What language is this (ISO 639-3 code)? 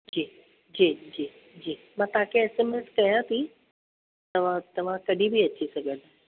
snd